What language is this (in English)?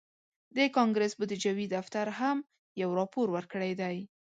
Pashto